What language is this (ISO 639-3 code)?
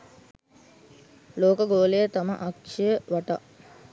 sin